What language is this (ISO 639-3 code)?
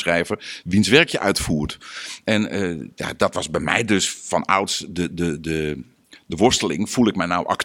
nld